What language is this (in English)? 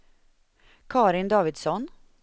Swedish